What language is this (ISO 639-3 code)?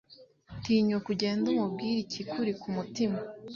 kin